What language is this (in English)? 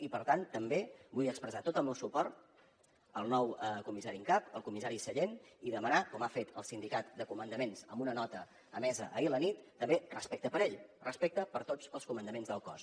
Catalan